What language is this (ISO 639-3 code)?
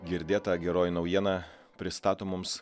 lit